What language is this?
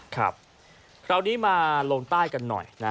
Thai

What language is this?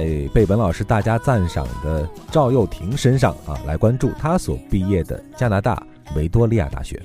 Chinese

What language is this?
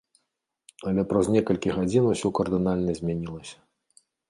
Belarusian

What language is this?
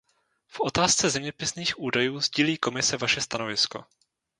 Czech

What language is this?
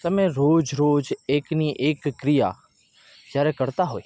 Gujarati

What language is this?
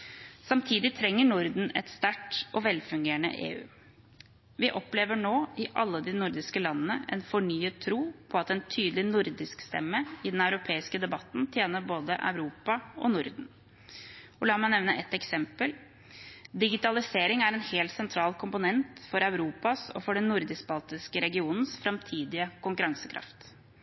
Norwegian Bokmål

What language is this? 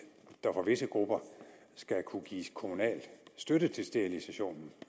Danish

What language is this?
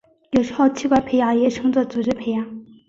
Chinese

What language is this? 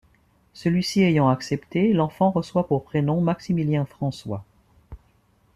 French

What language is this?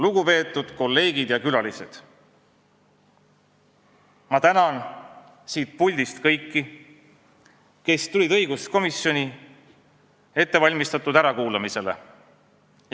Estonian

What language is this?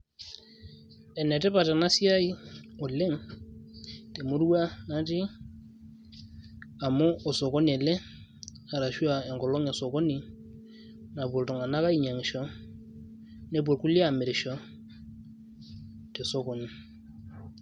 Masai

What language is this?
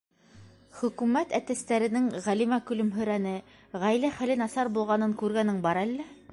Bashkir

